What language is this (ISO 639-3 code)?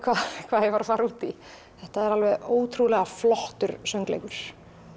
isl